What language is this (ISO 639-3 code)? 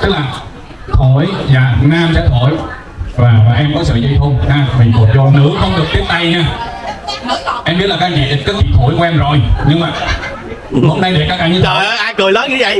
vie